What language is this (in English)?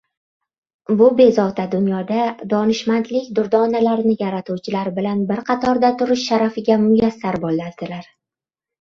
Uzbek